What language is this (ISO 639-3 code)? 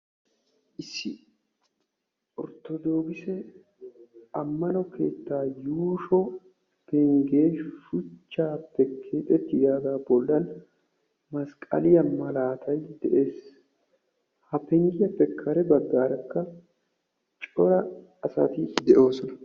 wal